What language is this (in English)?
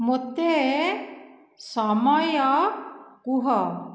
Odia